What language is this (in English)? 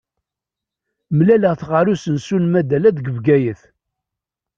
Kabyle